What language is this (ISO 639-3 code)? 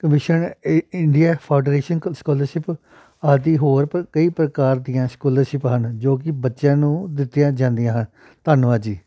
pan